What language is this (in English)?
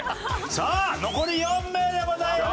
Japanese